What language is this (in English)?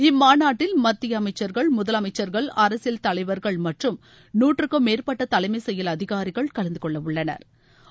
Tamil